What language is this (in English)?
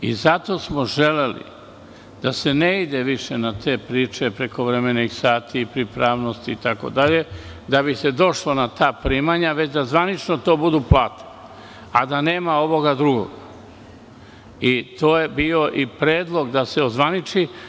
Serbian